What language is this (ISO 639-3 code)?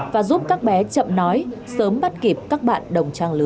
vie